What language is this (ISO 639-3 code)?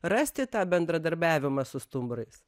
lit